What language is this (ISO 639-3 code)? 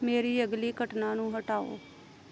pan